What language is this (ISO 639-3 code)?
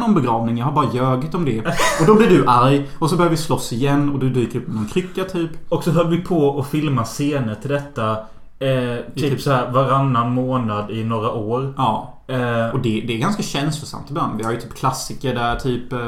swe